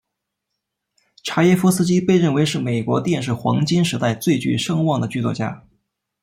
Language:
Chinese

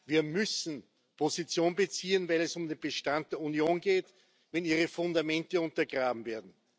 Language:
German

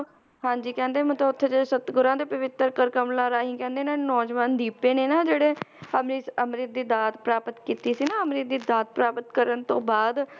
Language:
Punjabi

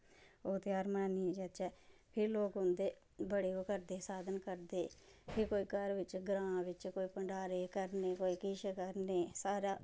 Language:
Dogri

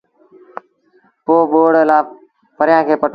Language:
Sindhi Bhil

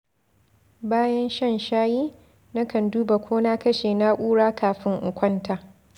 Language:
Hausa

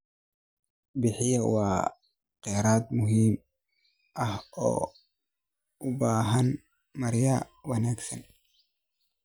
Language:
Somali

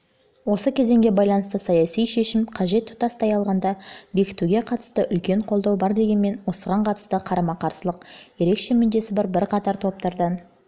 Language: Kazakh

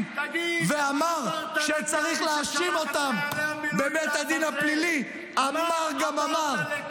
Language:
Hebrew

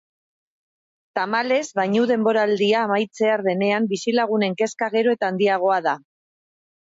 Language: Basque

